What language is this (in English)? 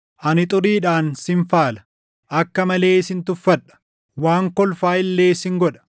Oromo